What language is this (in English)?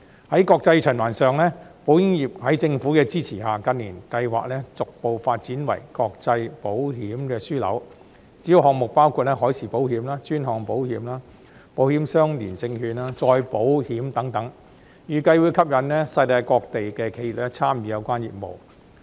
Cantonese